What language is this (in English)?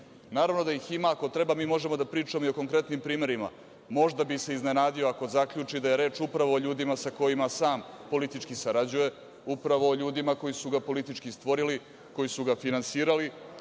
Serbian